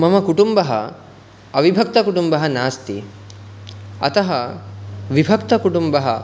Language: Sanskrit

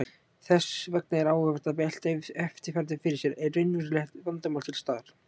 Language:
Icelandic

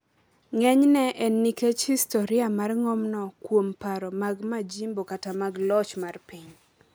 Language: Luo (Kenya and Tanzania)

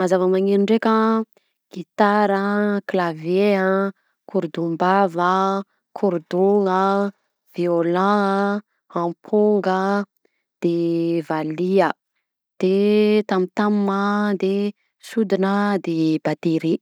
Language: Southern Betsimisaraka Malagasy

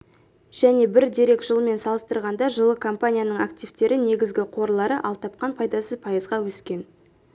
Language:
Kazakh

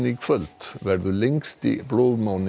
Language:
Icelandic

